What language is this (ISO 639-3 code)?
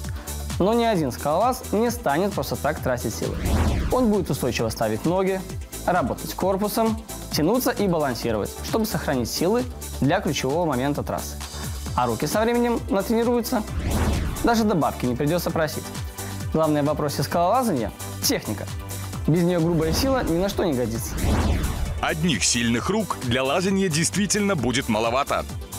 rus